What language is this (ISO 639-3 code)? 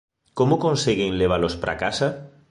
glg